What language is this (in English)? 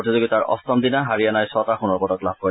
Assamese